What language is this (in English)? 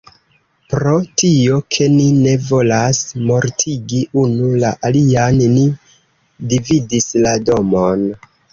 Esperanto